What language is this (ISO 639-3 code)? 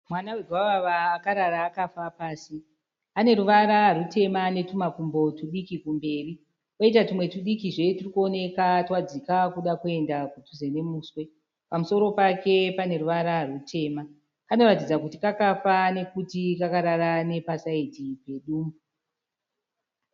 sna